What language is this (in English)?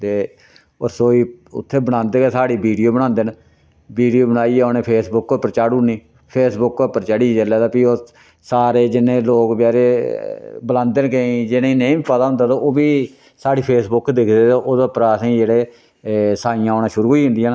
Dogri